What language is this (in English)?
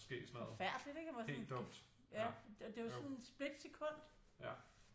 Danish